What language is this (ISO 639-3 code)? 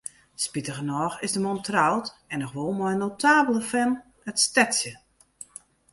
fry